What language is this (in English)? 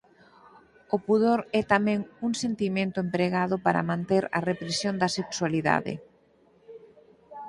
Galician